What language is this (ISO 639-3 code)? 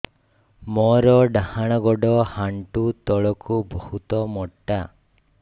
ori